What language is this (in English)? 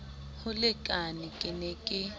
Southern Sotho